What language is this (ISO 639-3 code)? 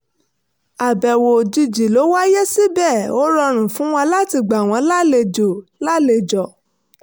yor